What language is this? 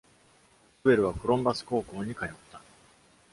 Japanese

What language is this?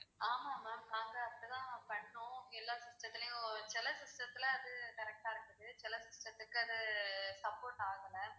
Tamil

